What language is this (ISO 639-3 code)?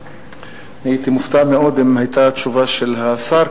heb